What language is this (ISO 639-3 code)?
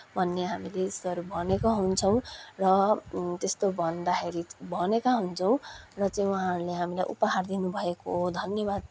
nep